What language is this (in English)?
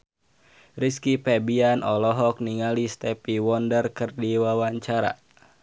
Sundanese